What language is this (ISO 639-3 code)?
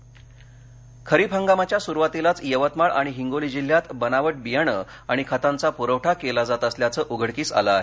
mar